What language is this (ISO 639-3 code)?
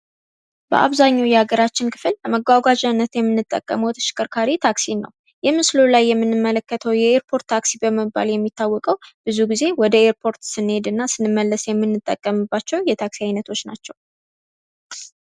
amh